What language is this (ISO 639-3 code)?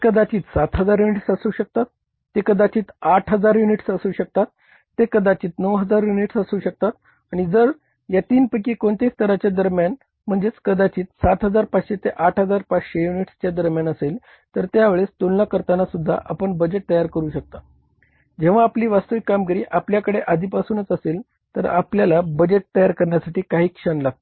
mar